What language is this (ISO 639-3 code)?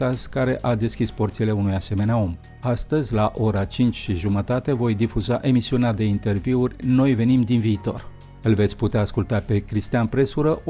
ron